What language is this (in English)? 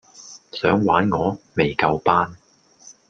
Cantonese